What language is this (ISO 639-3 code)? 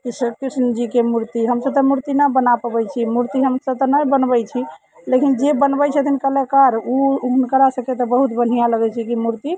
mai